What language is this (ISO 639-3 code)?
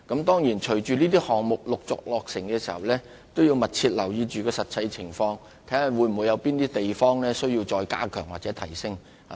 yue